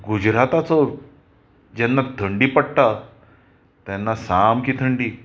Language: Konkani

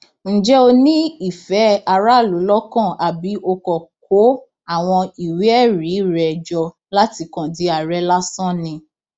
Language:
Yoruba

